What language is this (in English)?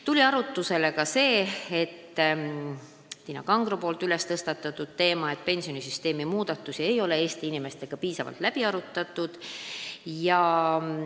Estonian